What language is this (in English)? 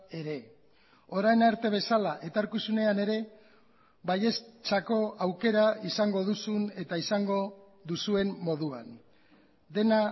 Basque